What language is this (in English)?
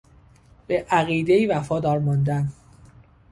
Persian